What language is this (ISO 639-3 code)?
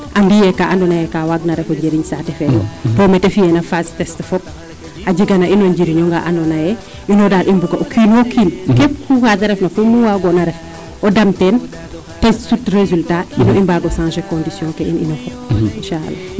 srr